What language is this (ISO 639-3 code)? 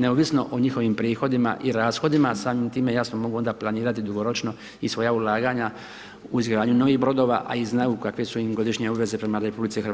hrv